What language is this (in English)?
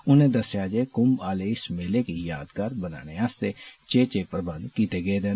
Dogri